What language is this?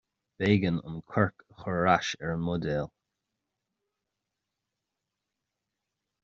Irish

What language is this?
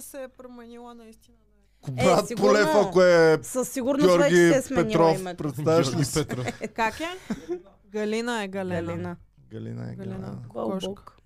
Bulgarian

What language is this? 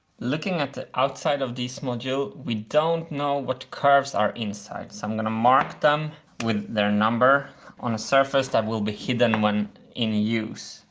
English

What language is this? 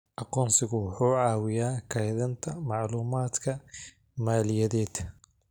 Somali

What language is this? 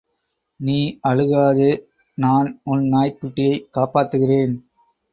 Tamil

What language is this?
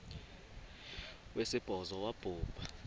Xhosa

